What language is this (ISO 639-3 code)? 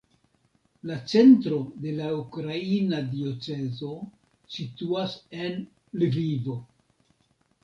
epo